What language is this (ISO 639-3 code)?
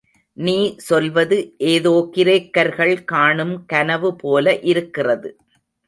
tam